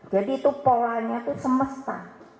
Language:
Indonesian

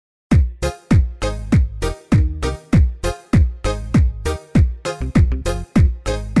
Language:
Arabic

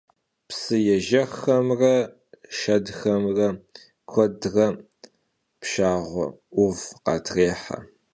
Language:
Kabardian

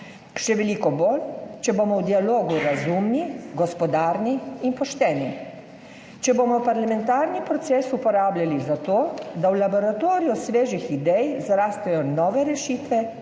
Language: Slovenian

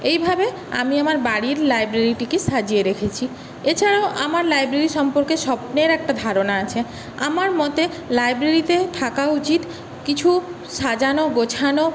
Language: Bangla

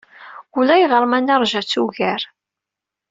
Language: Kabyle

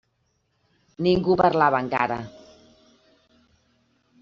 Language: Catalan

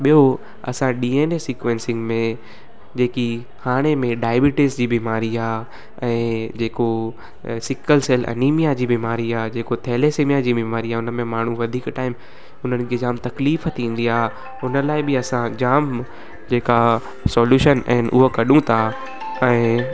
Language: Sindhi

